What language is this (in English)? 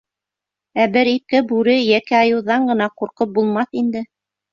Bashkir